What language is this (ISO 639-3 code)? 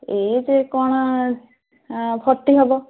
ori